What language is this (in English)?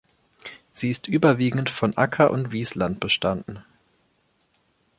German